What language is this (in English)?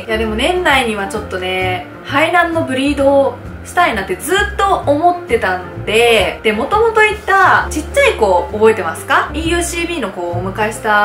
Japanese